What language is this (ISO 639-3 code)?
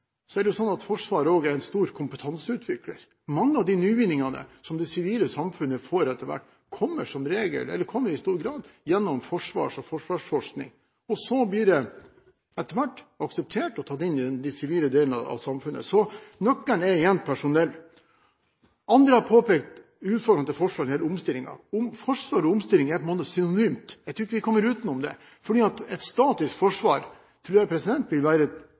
nob